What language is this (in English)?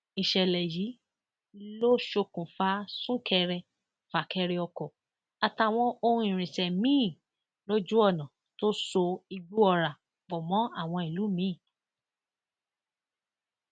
Yoruba